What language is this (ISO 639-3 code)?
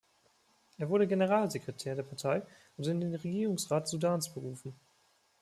deu